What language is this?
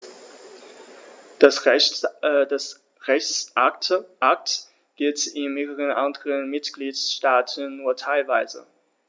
German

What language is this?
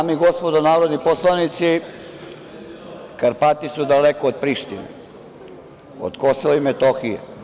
Serbian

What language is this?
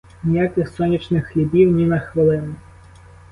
Ukrainian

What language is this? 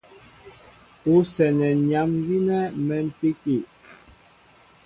Mbo (Cameroon)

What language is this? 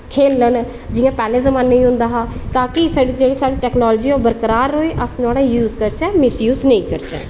Dogri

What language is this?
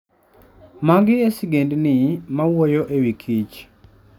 Luo (Kenya and Tanzania)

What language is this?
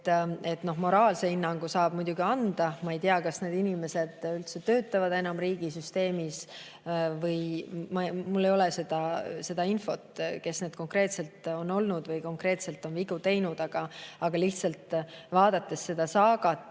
Estonian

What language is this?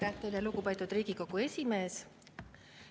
Estonian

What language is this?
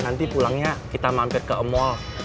Indonesian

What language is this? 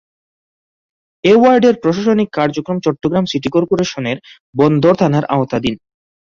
Bangla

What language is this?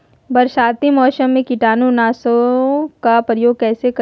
Magahi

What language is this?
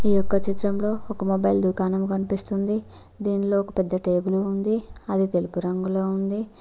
Telugu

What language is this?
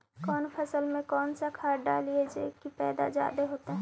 Magahi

